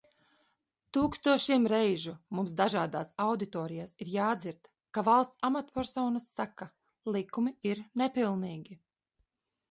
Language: Latvian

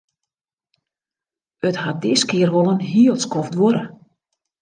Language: Western Frisian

